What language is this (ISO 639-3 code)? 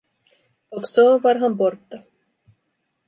swe